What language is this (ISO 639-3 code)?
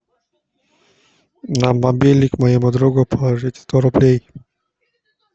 rus